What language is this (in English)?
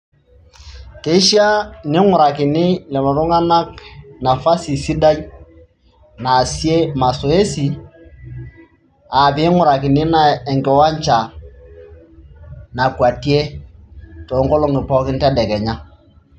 Masai